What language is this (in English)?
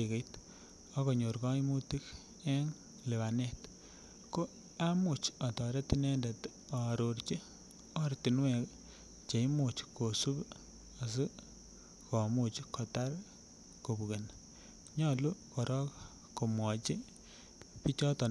Kalenjin